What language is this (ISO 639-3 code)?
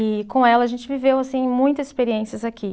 por